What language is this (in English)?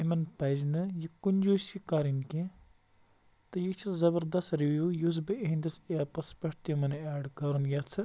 Kashmiri